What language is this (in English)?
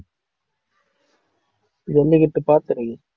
Tamil